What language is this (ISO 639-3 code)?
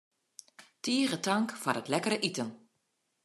fry